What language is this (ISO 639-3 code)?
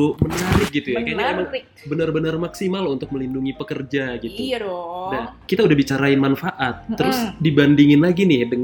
ind